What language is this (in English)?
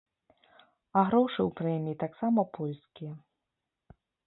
Belarusian